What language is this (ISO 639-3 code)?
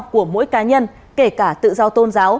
vie